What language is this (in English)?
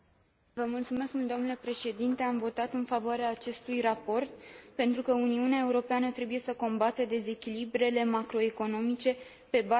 Romanian